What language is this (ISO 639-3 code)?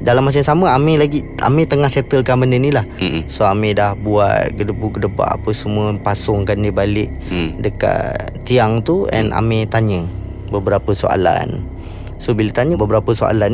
msa